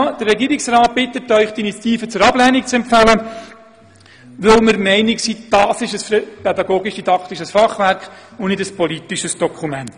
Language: Swiss German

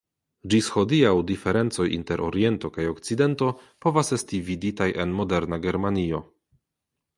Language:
Esperanto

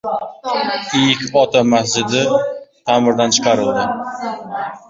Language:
Uzbek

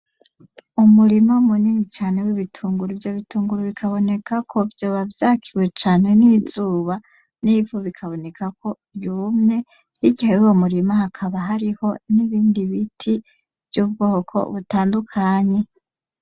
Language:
Rundi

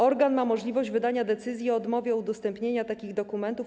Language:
Polish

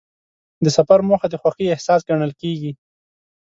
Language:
Pashto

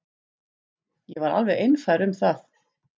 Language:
Icelandic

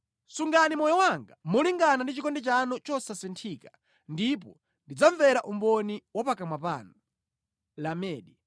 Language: Nyanja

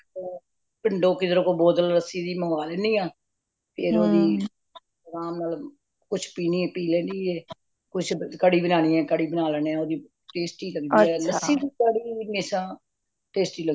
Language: Punjabi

